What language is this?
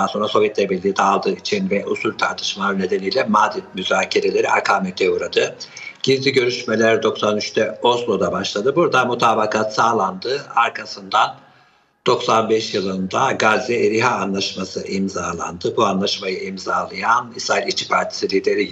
Turkish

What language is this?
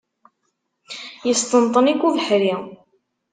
Kabyle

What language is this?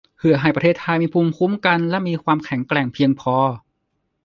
Thai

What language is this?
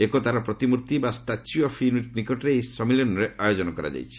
Odia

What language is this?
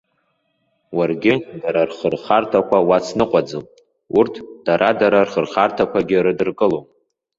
Abkhazian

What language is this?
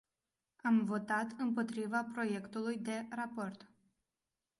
Romanian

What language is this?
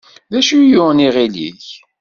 Kabyle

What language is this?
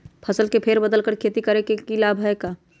Magahi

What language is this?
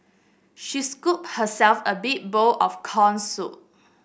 English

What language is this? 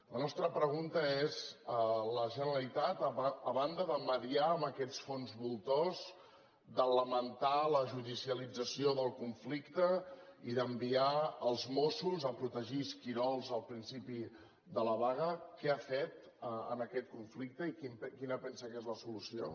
Catalan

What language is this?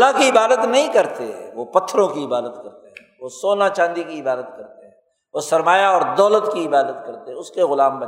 Urdu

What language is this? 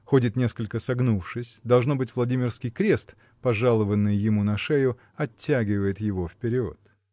Russian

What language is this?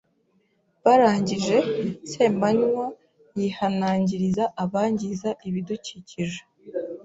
Kinyarwanda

